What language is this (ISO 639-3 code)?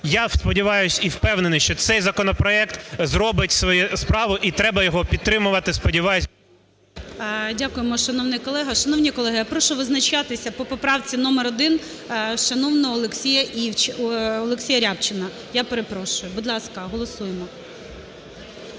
ukr